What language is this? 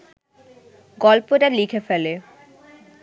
Bangla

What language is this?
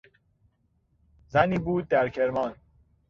Persian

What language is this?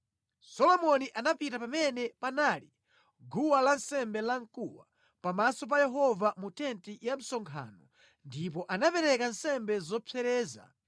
Nyanja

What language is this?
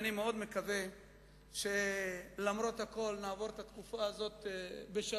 Hebrew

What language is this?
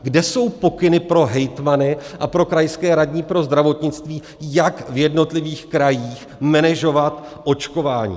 Czech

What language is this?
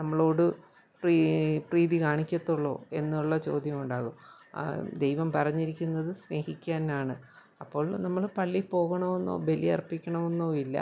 Malayalam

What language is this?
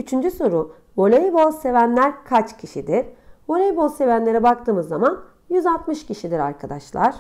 Turkish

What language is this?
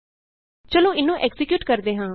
Punjabi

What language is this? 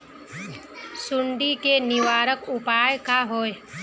Magahi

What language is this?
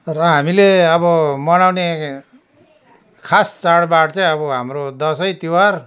Nepali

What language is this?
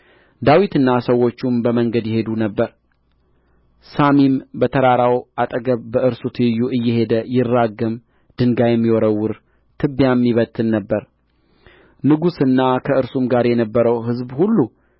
Amharic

